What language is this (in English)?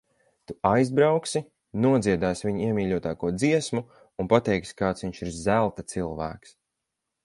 Latvian